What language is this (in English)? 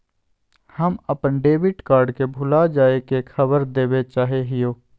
Magahi